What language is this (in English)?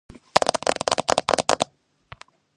Georgian